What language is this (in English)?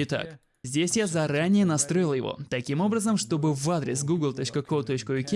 Russian